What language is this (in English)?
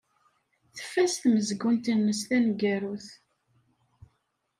Kabyle